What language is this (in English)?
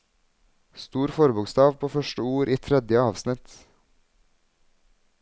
Norwegian